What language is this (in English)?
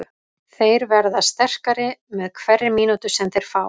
Icelandic